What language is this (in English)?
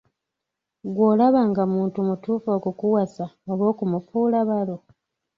Ganda